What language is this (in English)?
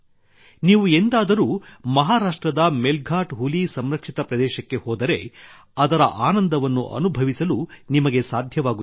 Kannada